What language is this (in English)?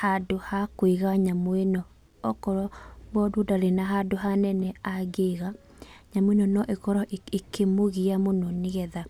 Kikuyu